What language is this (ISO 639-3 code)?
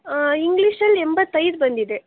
kan